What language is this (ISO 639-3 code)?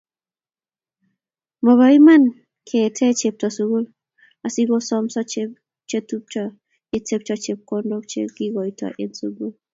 kln